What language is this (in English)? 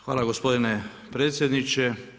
Croatian